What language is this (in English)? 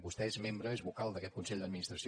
Catalan